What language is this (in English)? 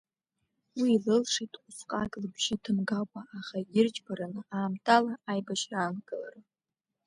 Abkhazian